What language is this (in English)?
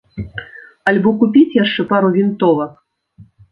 Belarusian